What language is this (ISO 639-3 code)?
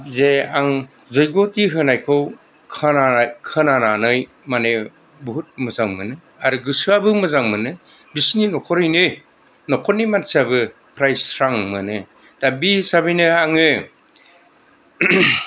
brx